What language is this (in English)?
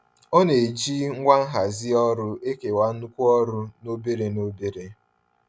Igbo